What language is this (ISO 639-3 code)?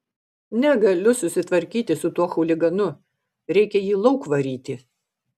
lit